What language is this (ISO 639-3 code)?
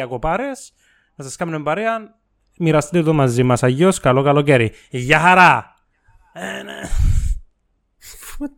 ell